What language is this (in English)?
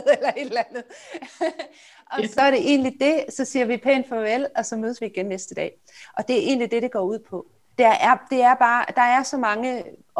Danish